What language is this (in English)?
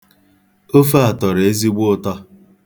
Igbo